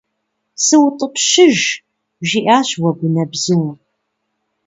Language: Kabardian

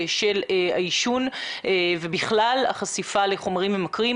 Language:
Hebrew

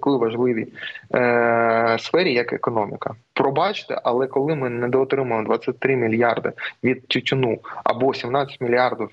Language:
Ukrainian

